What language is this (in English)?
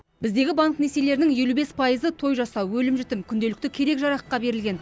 Kazakh